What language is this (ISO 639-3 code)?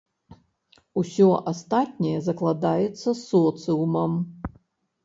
bel